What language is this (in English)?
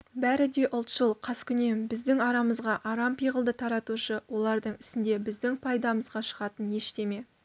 Kazakh